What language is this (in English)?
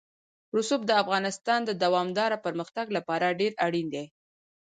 Pashto